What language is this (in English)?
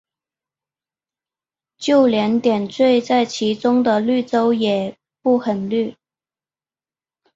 Chinese